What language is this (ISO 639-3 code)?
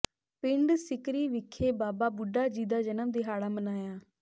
pan